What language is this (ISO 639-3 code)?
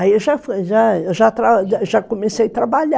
por